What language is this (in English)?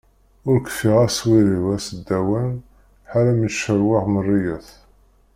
Kabyle